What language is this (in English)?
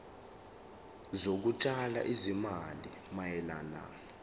Zulu